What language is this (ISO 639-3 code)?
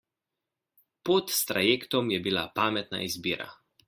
slv